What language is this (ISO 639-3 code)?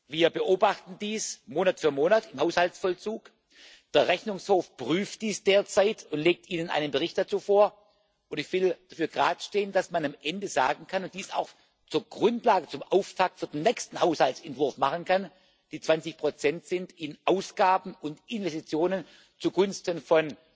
deu